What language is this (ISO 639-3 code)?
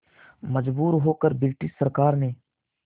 hin